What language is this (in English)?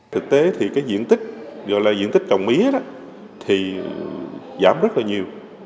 Vietnamese